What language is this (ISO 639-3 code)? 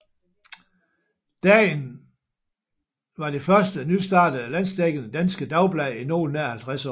dan